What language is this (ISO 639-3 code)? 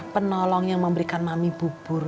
ind